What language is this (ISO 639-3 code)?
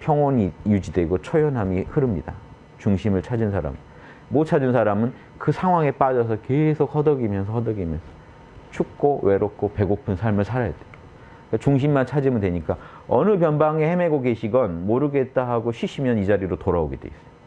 kor